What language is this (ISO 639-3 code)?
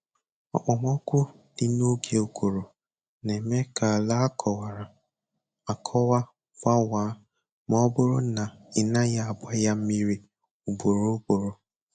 ibo